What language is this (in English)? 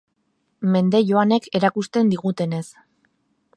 Basque